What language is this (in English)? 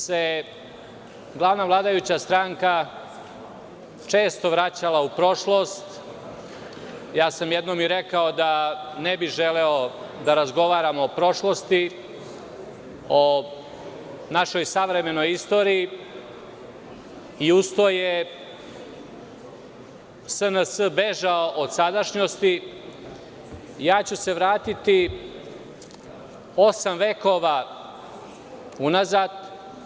Serbian